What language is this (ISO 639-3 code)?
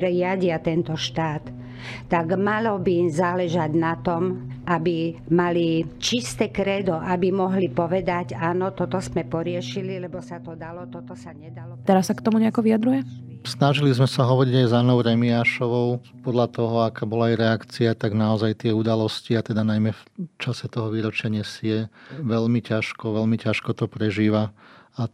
slk